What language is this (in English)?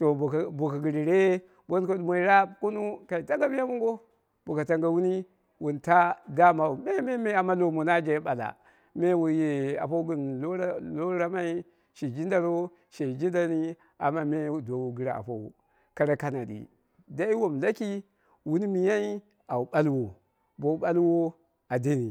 Dera (Nigeria)